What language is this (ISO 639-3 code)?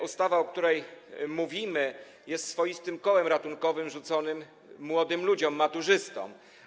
pol